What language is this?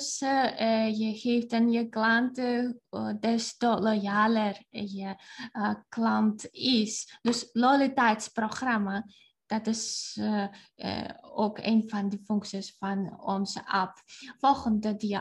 Dutch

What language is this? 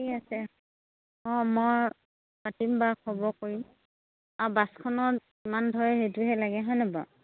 Assamese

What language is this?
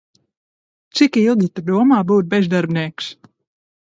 Latvian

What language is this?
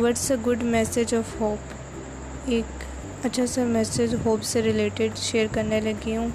Urdu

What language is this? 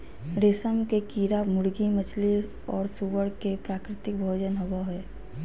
Magahi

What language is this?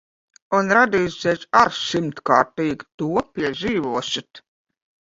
Latvian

